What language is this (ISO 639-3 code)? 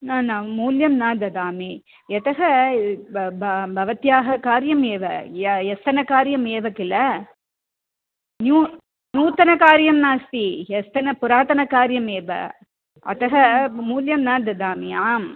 san